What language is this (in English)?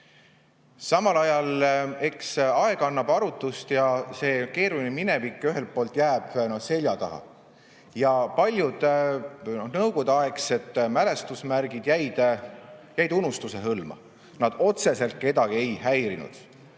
Estonian